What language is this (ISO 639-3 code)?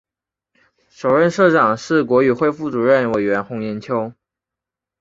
zho